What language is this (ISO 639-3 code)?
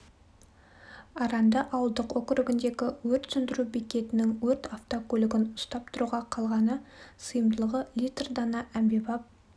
kaz